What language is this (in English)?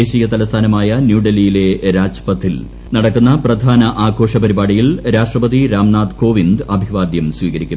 Malayalam